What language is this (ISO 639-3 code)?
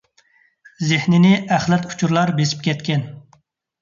uig